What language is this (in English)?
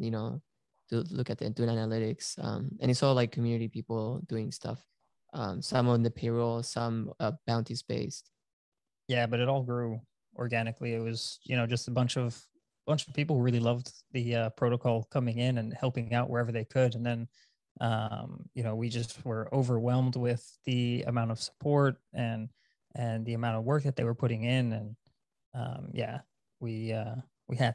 English